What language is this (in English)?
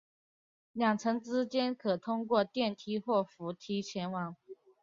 Chinese